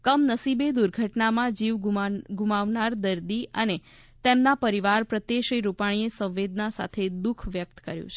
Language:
Gujarati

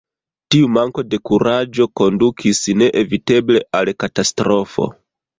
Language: Esperanto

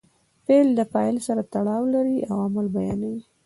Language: Pashto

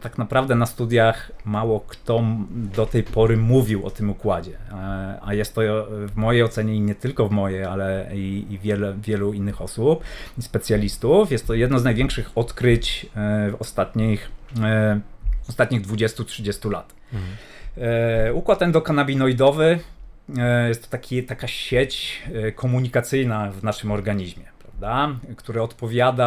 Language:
Polish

